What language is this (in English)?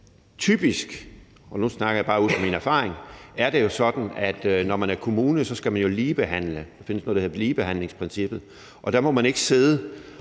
Danish